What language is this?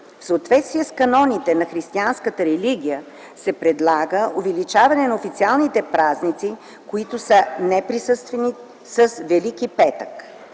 Bulgarian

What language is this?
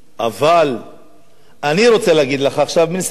Hebrew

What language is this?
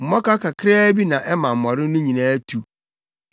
Akan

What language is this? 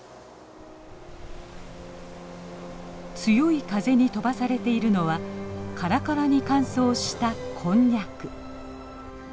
Japanese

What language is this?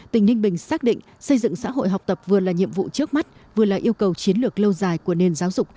Vietnamese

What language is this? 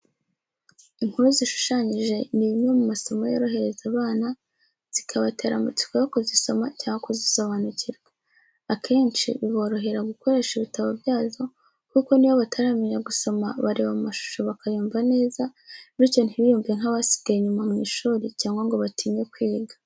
Kinyarwanda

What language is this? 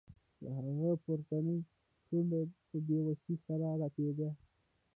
Pashto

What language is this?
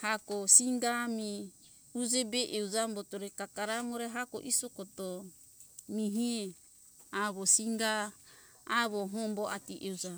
Hunjara-Kaina Ke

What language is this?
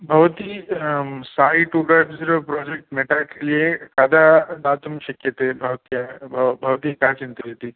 Sanskrit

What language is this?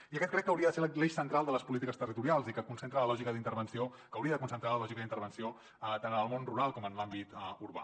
Catalan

